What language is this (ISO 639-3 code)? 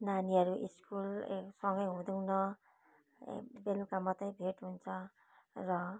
nep